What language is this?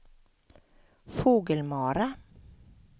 Swedish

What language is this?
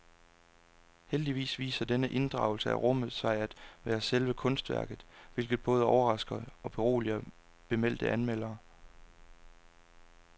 Danish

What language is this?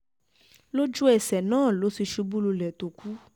Yoruba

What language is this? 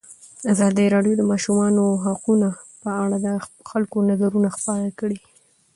Pashto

